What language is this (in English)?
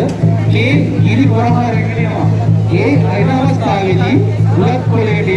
Sinhala